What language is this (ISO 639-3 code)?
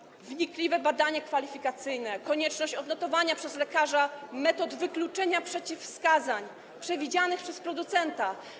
pol